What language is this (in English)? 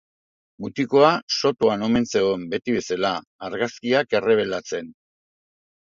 Basque